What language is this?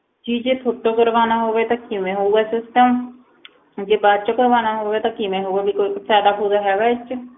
Punjabi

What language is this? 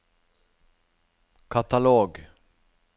Norwegian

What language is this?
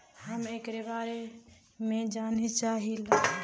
Bhojpuri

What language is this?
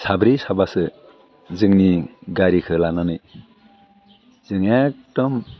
Bodo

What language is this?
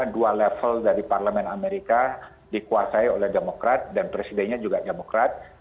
Indonesian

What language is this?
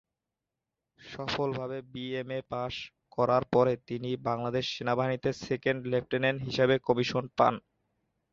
Bangla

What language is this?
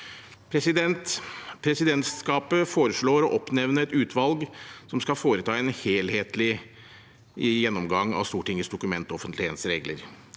Norwegian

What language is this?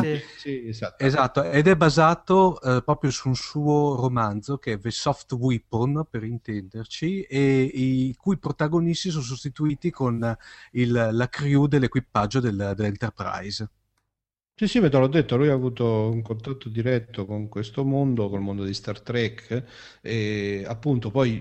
Italian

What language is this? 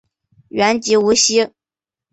Chinese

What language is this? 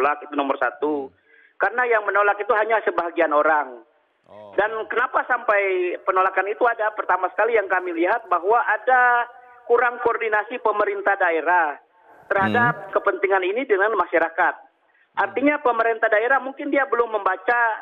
Indonesian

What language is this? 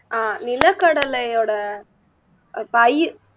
Tamil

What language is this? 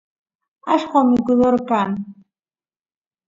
Santiago del Estero Quichua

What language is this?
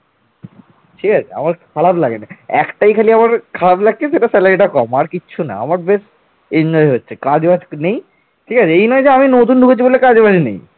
Bangla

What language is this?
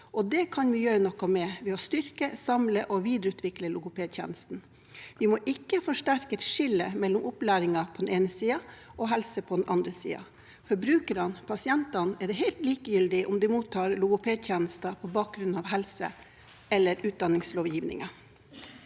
Norwegian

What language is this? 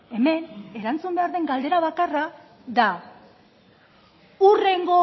Basque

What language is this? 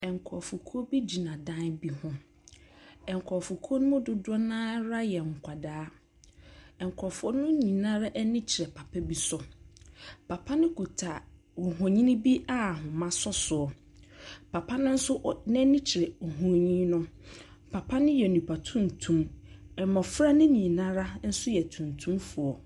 Akan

